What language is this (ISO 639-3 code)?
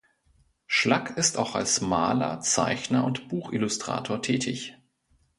deu